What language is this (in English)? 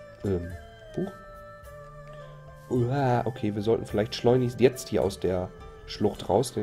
German